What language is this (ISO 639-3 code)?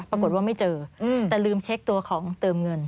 tha